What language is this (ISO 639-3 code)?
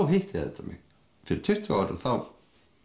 isl